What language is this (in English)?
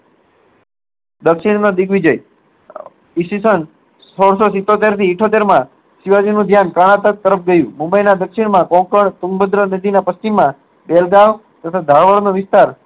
Gujarati